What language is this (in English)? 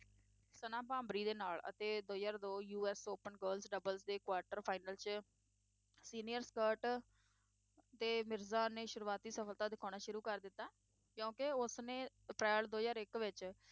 Punjabi